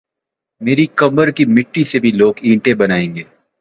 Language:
Urdu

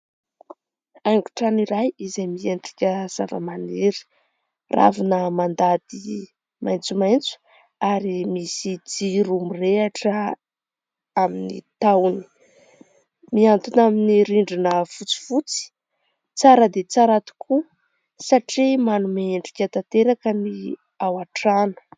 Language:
Malagasy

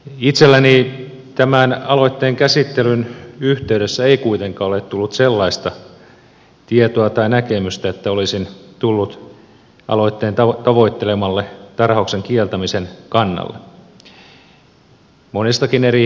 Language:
Finnish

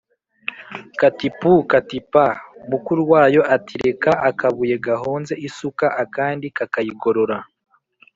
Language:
Kinyarwanda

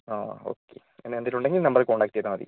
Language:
Malayalam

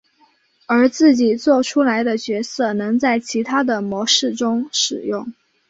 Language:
Chinese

